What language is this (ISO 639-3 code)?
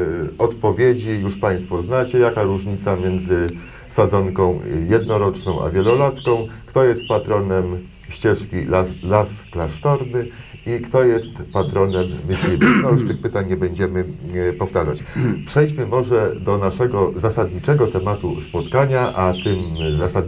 pol